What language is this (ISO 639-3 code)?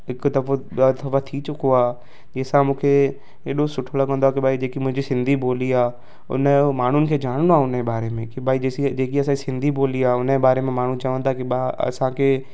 snd